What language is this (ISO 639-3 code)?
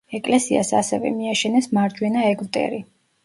kat